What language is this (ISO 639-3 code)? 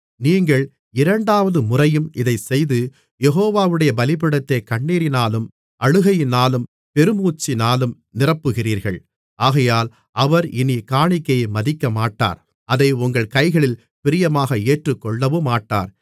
tam